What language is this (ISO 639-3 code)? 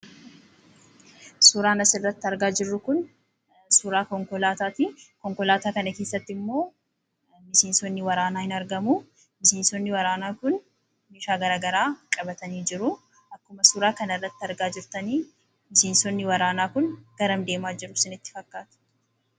orm